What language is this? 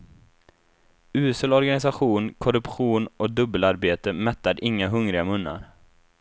Swedish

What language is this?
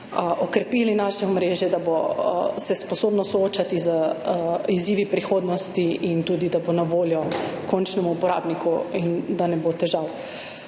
Slovenian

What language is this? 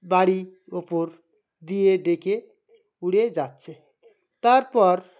Bangla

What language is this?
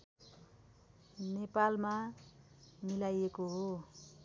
Nepali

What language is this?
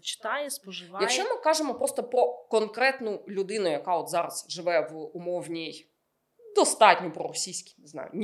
Ukrainian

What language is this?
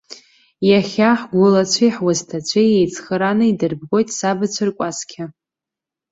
Abkhazian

